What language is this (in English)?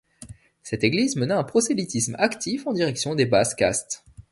French